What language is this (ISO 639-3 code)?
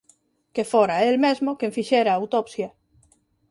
glg